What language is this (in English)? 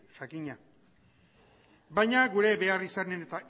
Basque